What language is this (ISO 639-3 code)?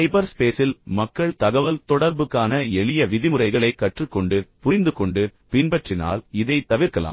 tam